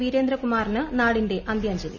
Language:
Malayalam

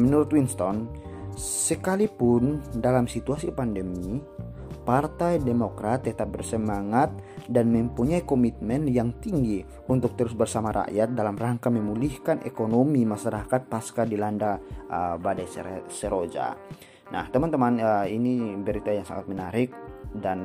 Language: Indonesian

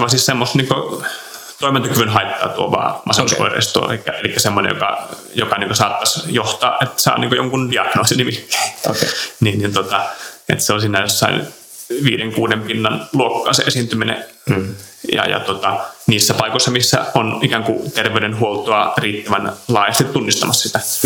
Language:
Finnish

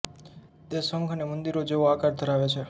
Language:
Gujarati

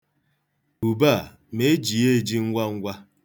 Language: Igbo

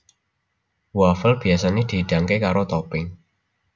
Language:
Javanese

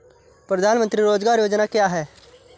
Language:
Hindi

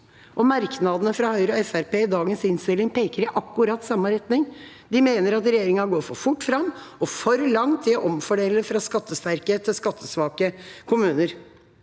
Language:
Norwegian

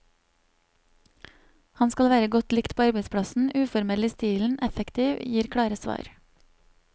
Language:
Norwegian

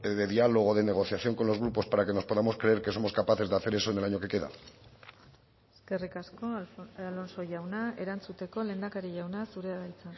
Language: Spanish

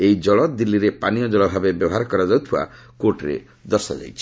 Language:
Odia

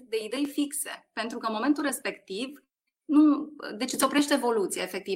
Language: Romanian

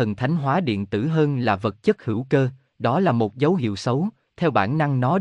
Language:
Vietnamese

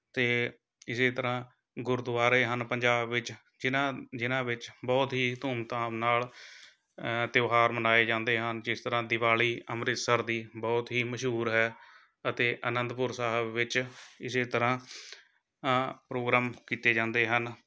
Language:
Punjabi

